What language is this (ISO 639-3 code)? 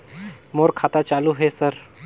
hne